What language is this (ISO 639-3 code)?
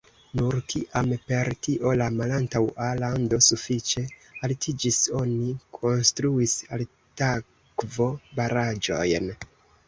epo